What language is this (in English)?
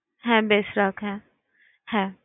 Bangla